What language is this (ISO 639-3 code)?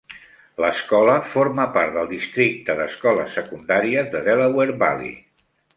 cat